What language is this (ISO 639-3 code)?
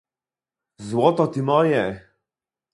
pol